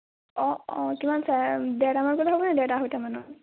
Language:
Assamese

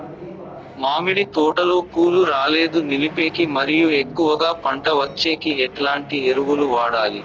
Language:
Telugu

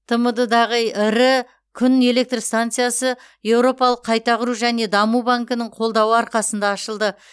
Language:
Kazakh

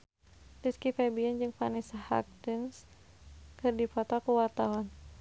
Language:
Sundanese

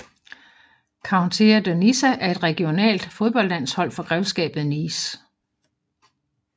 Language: Danish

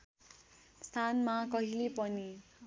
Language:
Nepali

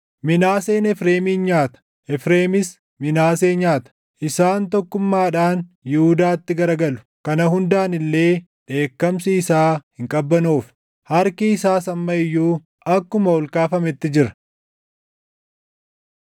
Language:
Oromo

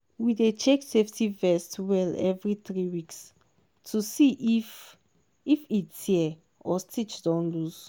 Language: Nigerian Pidgin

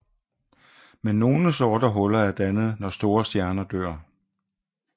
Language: Danish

